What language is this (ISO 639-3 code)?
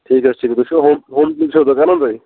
kas